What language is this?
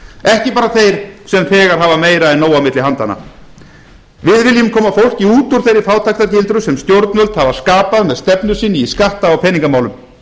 Icelandic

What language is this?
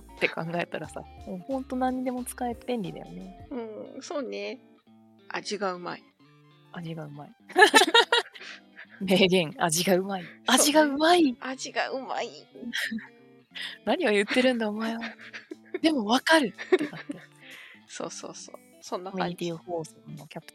Japanese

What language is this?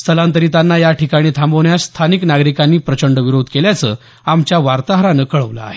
Marathi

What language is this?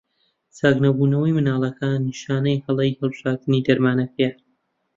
Central Kurdish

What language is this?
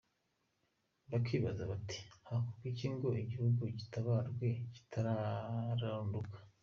Kinyarwanda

